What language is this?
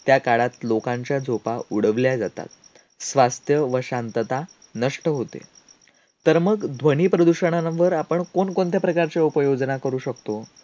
Marathi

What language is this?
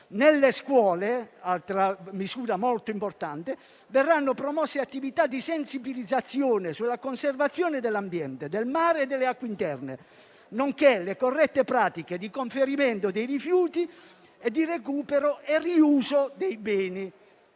Italian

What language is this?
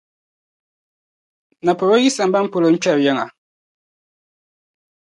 Dagbani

